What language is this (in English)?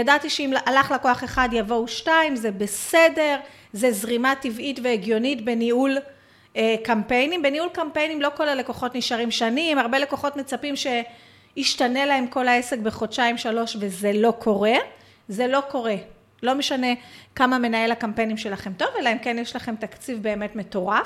Hebrew